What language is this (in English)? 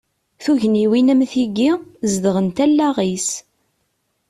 Kabyle